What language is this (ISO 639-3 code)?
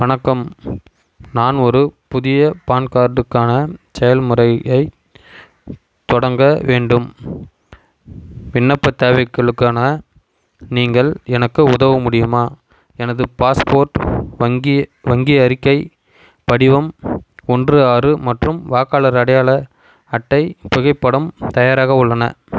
tam